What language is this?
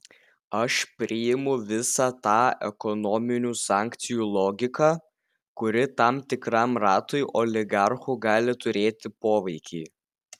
Lithuanian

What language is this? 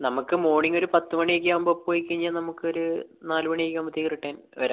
Malayalam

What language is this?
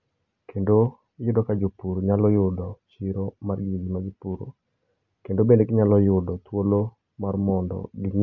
Luo (Kenya and Tanzania)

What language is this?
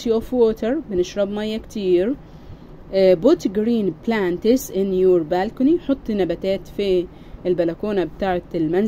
Arabic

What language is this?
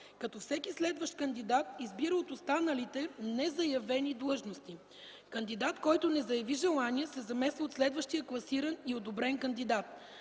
Bulgarian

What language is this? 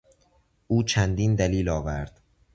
Persian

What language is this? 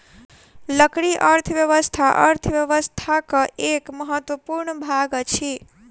Maithili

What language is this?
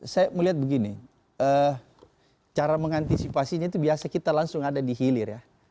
Indonesian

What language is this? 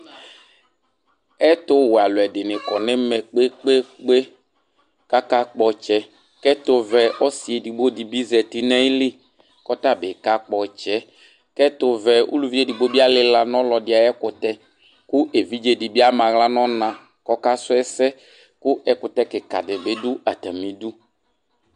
Ikposo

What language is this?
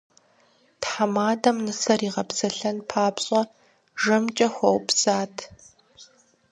Kabardian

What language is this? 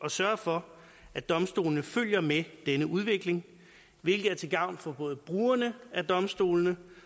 Danish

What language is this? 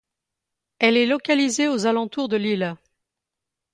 French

